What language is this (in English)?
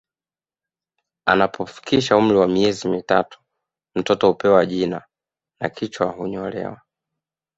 Swahili